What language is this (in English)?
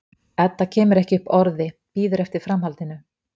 Icelandic